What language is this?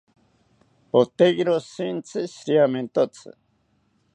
South Ucayali Ashéninka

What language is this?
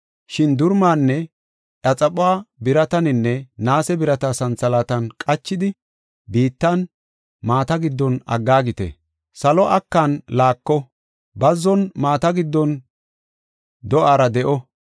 Gofa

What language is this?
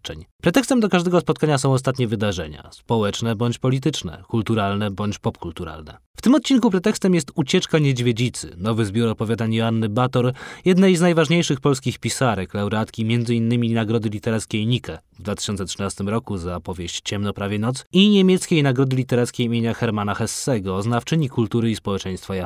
Polish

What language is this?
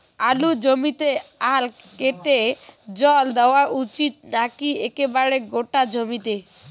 Bangla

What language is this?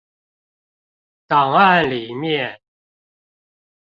Chinese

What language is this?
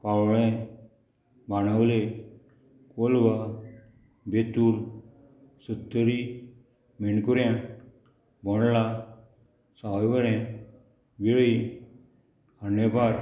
Konkani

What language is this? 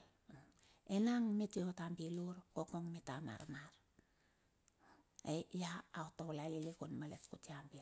Bilur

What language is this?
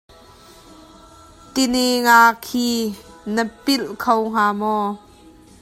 Hakha Chin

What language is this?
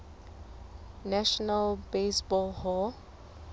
Southern Sotho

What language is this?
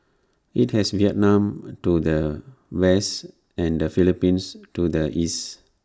English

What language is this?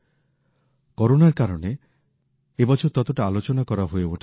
Bangla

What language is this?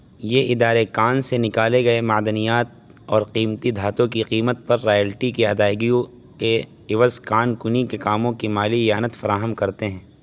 Urdu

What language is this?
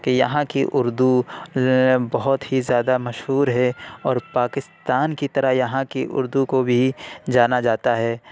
Urdu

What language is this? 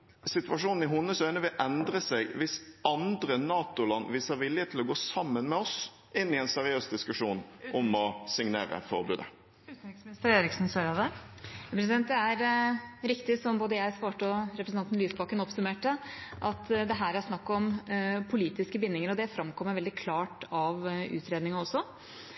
Norwegian Bokmål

